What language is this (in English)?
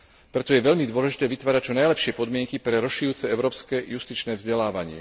Slovak